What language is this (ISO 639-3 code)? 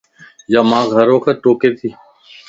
lss